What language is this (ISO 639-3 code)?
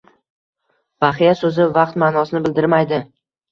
uzb